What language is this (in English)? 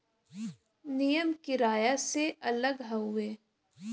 Bhojpuri